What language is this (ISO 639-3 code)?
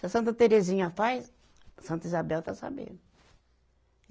por